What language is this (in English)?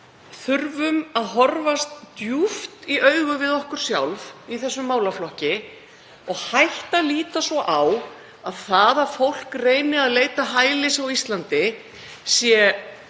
Icelandic